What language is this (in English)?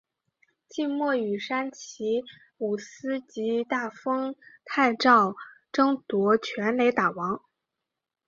Chinese